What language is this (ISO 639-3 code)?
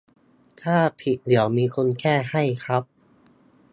tha